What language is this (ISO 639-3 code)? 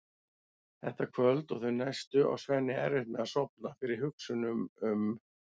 isl